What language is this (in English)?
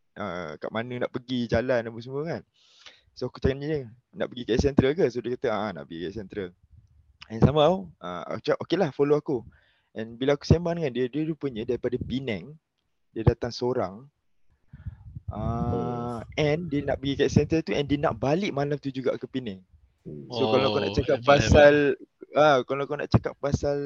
Malay